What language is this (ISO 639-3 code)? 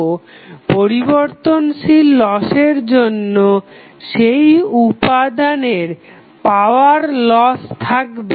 ben